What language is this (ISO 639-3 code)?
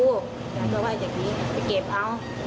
tha